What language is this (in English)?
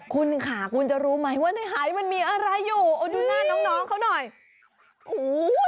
Thai